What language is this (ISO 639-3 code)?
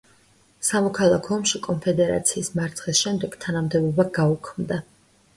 kat